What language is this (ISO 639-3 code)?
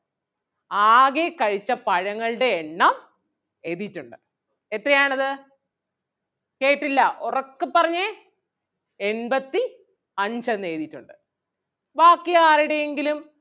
mal